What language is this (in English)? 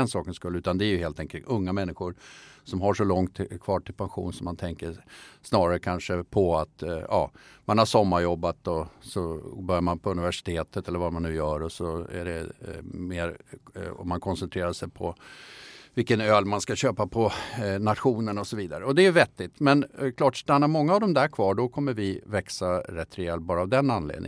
Swedish